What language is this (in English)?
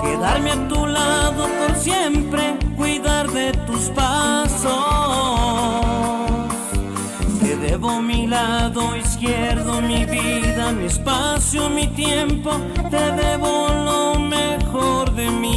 Romanian